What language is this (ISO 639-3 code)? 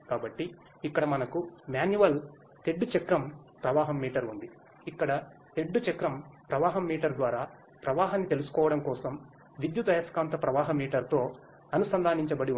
tel